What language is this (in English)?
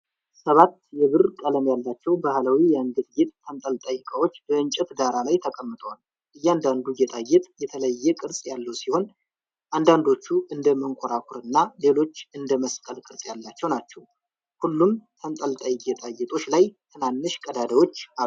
Amharic